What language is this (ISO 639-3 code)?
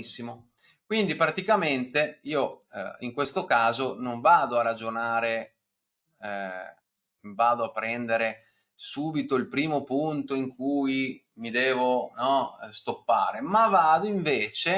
ita